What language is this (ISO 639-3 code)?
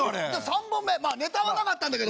jpn